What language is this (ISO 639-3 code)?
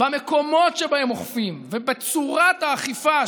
heb